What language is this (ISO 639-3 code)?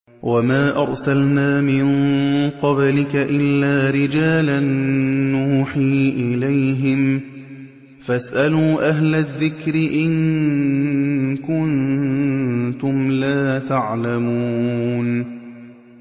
ara